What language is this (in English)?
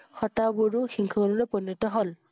Assamese